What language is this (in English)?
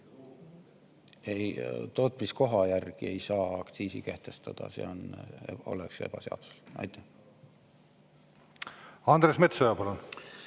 Estonian